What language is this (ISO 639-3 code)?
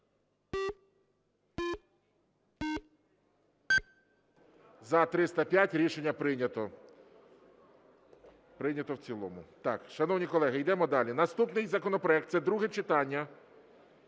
ukr